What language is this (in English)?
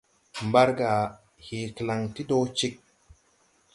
Tupuri